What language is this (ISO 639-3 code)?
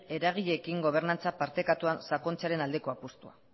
eus